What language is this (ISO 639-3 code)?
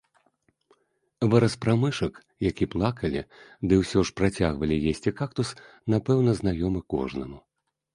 bel